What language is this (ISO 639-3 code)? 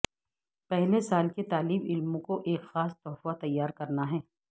urd